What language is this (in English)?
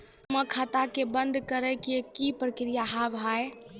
Maithili